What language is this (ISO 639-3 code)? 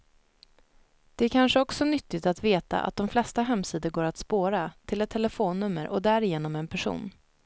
swe